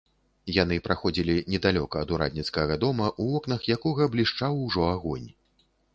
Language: Belarusian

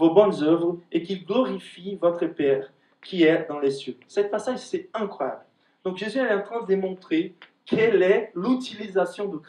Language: French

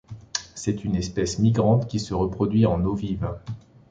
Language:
French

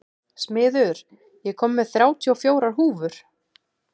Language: Icelandic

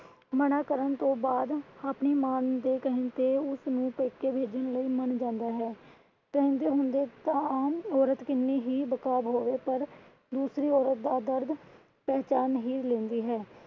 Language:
Punjabi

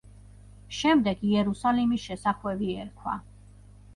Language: Georgian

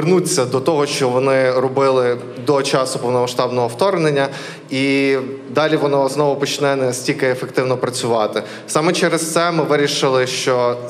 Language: Ukrainian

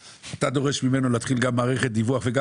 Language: Hebrew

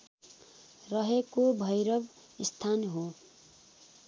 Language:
Nepali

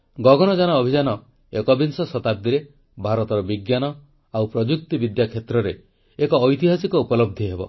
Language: Odia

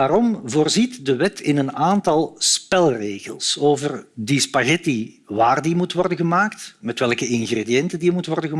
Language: Dutch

